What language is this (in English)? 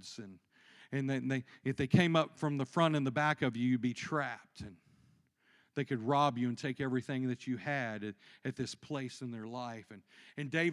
English